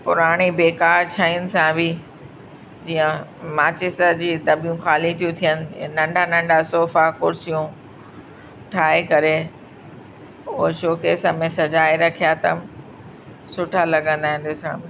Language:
Sindhi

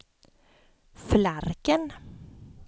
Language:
Swedish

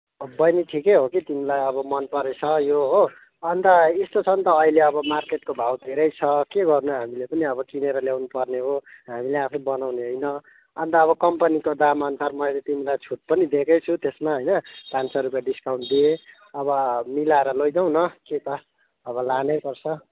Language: Nepali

